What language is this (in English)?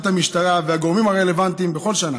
Hebrew